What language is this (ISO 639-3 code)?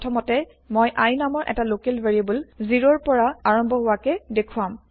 asm